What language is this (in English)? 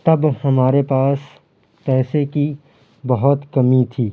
Urdu